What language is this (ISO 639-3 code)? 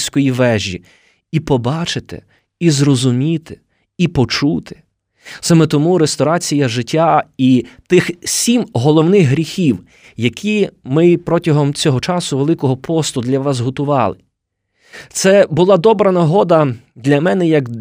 ukr